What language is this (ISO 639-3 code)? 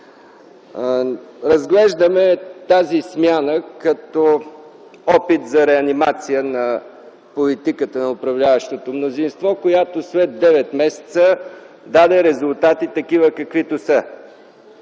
bul